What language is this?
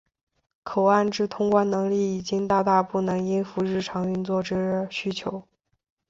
Chinese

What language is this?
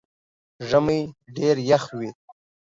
Pashto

